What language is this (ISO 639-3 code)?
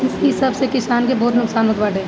bho